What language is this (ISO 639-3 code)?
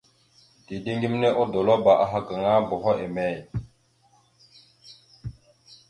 mxu